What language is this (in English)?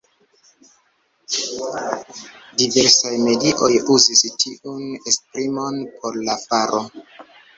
Esperanto